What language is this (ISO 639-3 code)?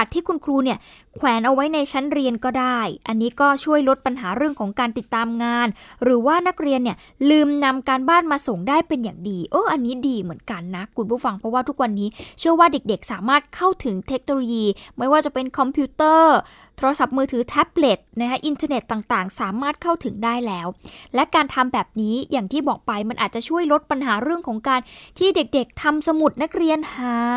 tha